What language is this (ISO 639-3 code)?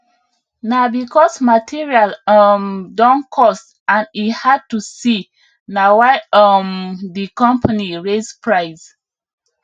pcm